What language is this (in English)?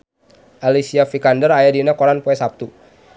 Sundanese